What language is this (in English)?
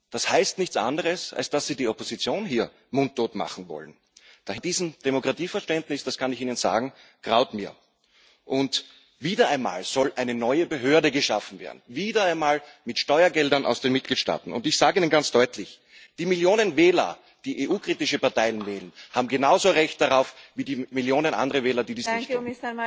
German